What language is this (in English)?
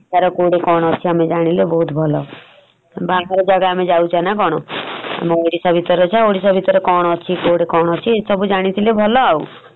Odia